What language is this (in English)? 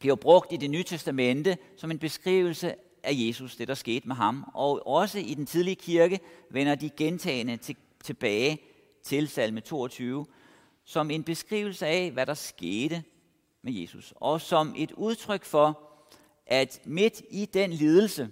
Danish